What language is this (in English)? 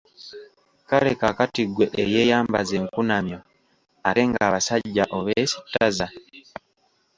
Ganda